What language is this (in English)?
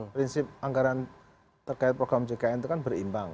Indonesian